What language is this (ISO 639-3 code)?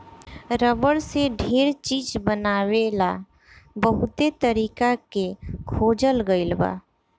bho